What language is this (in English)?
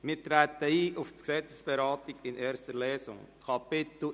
Swiss German